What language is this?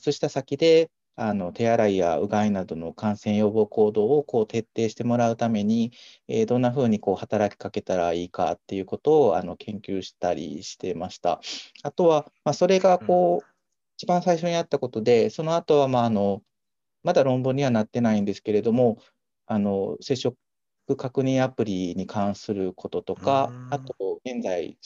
Japanese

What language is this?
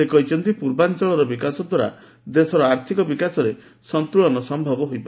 Odia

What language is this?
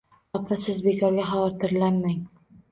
Uzbek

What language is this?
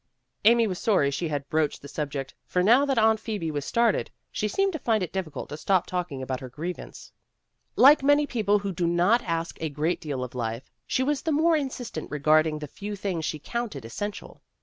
English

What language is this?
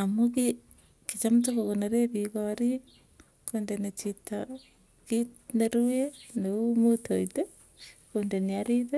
Tugen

